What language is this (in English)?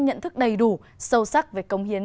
Vietnamese